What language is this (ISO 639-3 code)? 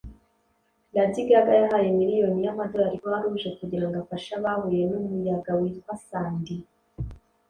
kin